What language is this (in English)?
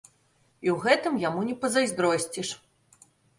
Belarusian